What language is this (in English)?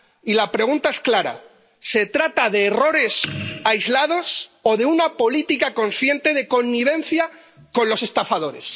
Spanish